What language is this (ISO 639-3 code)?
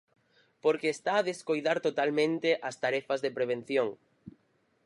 glg